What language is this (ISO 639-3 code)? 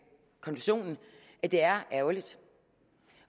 dan